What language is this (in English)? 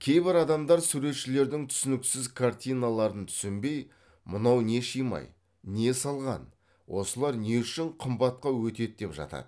Kazakh